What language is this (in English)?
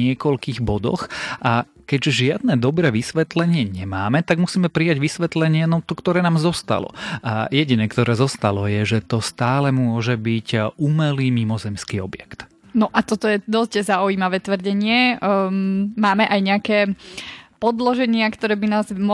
Slovak